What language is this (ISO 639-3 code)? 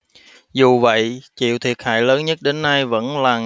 vie